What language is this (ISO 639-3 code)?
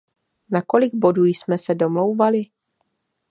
ces